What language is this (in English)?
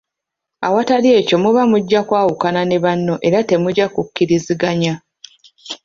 Ganda